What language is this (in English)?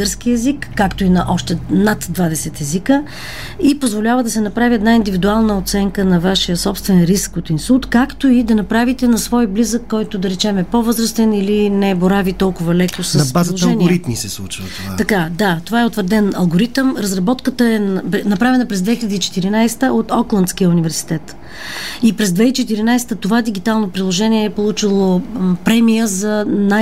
Bulgarian